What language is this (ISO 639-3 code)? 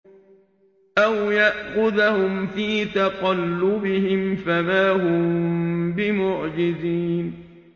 ara